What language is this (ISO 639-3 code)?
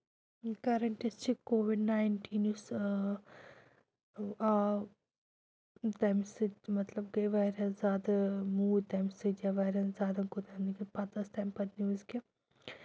kas